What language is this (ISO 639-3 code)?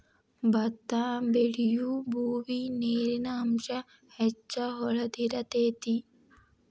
kan